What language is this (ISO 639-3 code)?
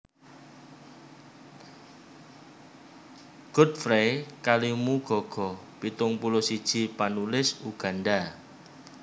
jav